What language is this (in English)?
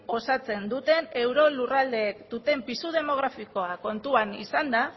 Basque